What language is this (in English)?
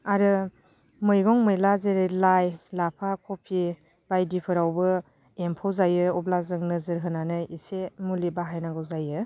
Bodo